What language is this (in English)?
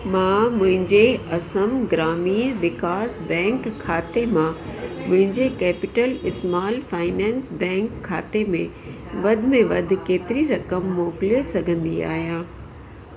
Sindhi